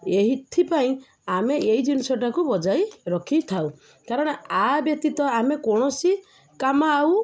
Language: Odia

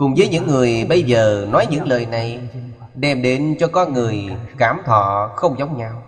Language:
Vietnamese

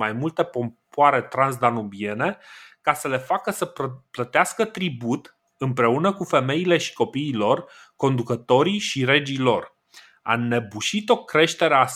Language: Romanian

